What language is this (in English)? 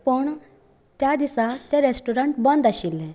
Konkani